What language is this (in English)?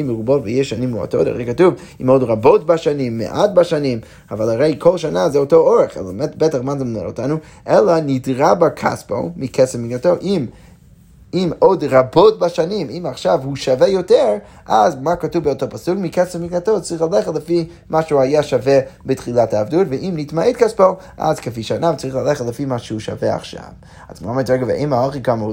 Hebrew